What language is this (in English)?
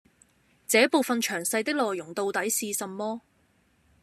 Cantonese